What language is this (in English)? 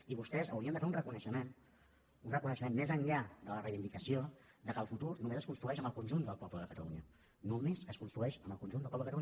Catalan